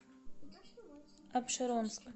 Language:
Russian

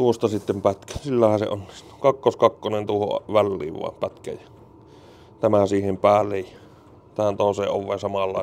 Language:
Finnish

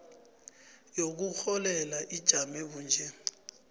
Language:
South Ndebele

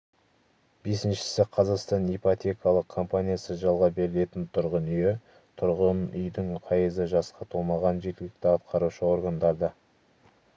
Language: Kazakh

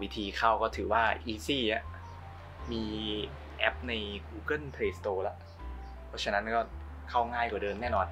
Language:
Thai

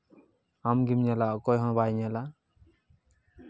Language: Santali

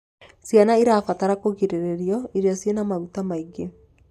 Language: Kikuyu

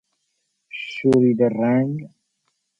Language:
Persian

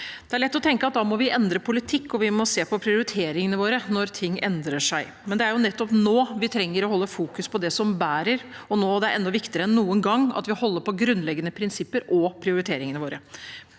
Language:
Norwegian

